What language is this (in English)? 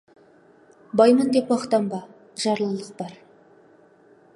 Kazakh